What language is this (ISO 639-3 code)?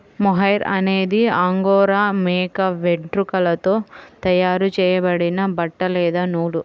tel